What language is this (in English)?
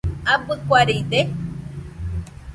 Nüpode Huitoto